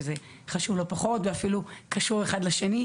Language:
Hebrew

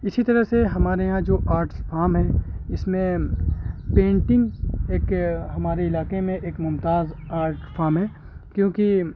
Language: Urdu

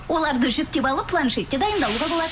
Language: Kazakh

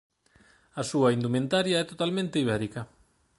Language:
Galician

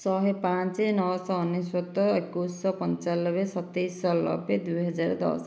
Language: Odia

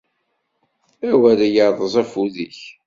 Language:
Kabyle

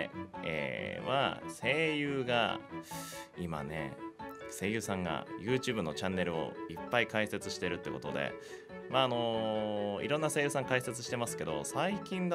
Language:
Japanese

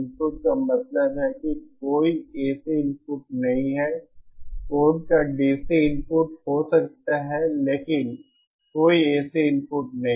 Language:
Hindi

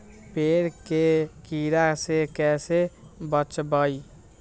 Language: Magahi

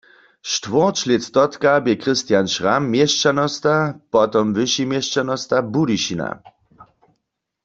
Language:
Upper Sorbian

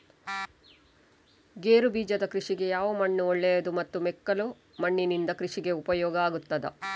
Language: Kannada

